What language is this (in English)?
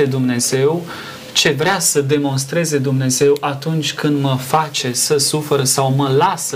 Romanian